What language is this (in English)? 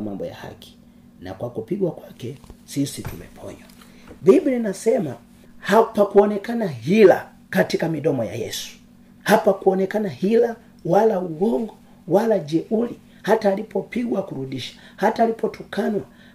Swahili